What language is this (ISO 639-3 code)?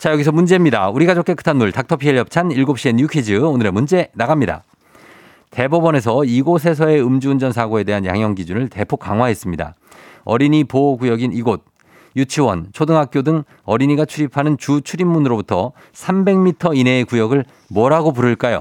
kor